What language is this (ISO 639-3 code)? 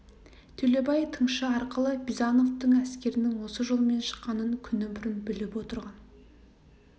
kaz